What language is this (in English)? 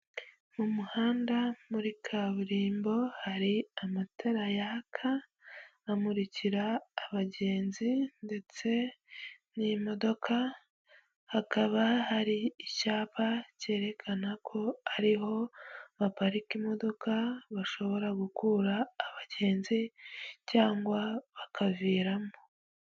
Kinyarwanda